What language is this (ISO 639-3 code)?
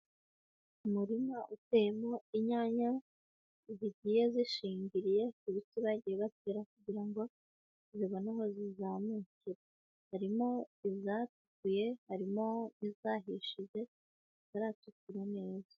kin